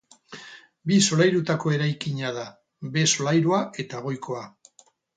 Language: Basque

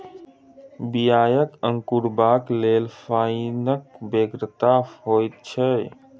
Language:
Maithili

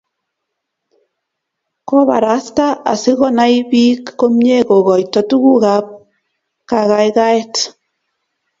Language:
Kalenjin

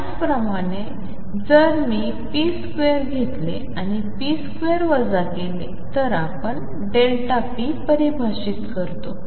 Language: Marathi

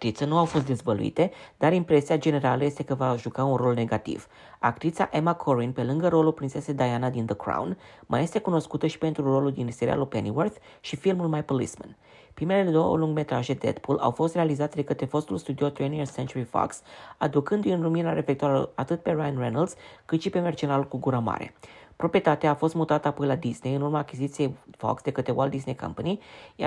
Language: Romanian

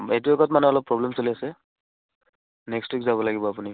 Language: Assamese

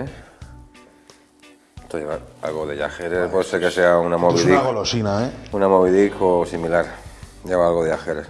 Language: Spanish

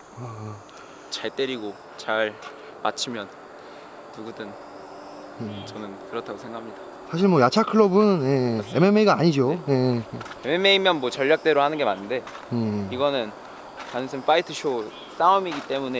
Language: Korean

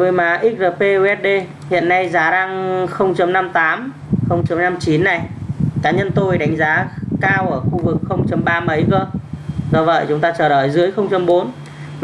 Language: Vietnamese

